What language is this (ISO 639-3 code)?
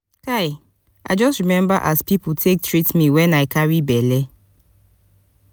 pcm